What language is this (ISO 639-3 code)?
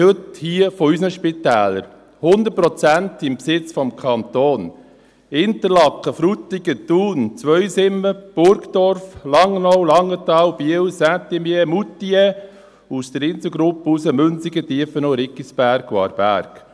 gsw